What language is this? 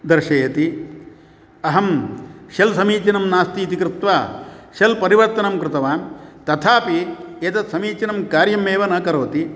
Sanskrit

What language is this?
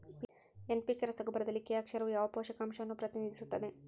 Kannada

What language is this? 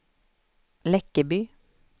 Swedish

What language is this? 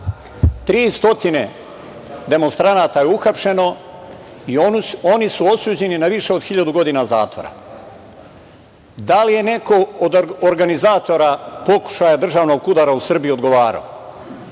Serbian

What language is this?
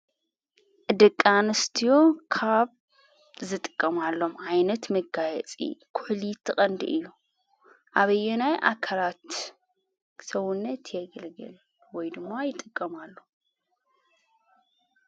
Tigrinya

